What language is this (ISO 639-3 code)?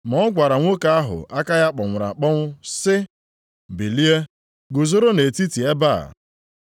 ibo